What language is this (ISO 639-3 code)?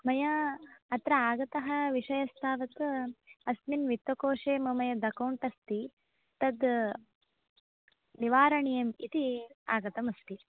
san